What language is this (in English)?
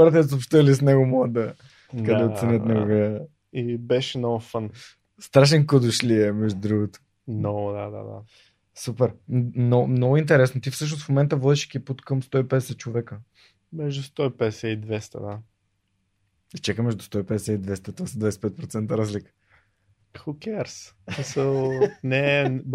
Bulgarian